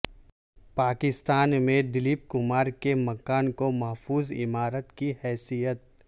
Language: Urdu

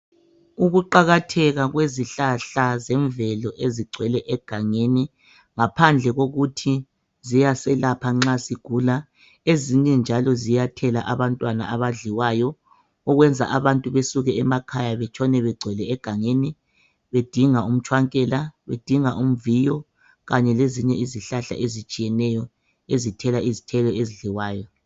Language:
North Ndebele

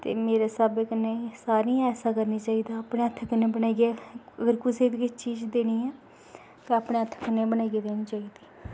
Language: Dogri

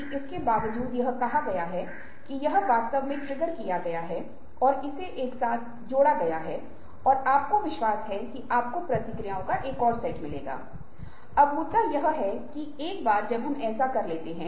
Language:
Hindi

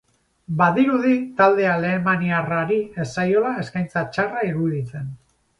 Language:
Basque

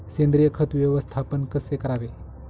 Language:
Marathi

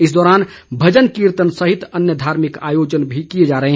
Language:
Hindi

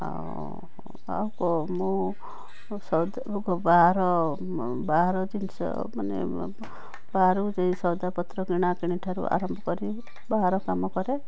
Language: Odia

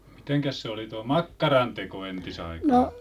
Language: Finnish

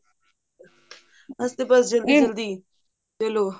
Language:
Punjabi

